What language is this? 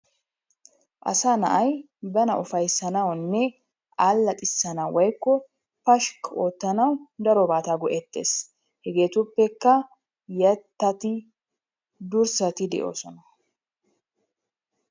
Wolaytta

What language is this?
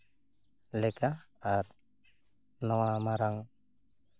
Santali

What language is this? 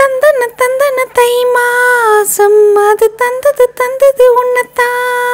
Thai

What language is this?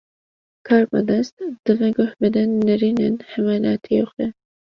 Kurdish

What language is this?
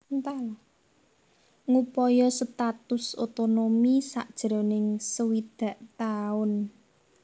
Javanese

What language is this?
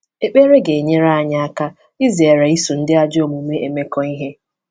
Igbo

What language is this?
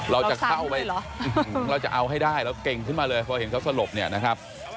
Thai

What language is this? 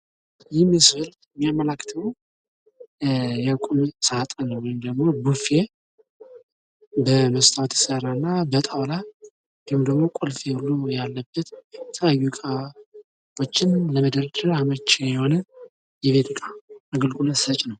Amharic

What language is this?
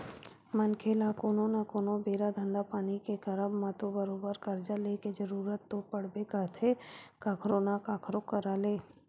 Chhattisgarhi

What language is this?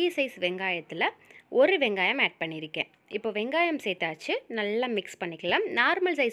Tamil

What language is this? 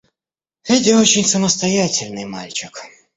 Russian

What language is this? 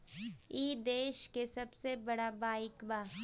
Bhojpuri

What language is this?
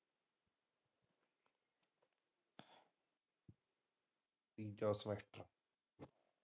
Punjabi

